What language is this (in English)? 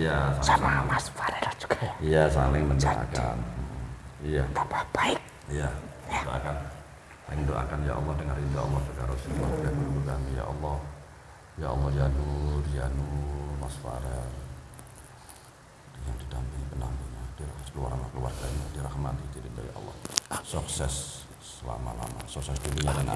Indonesian